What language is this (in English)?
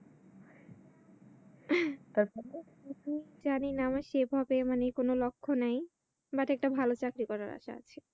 Bangla